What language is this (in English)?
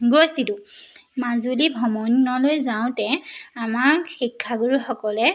Assamese